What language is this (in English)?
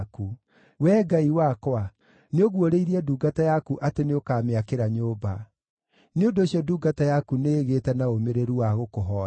Kikuyu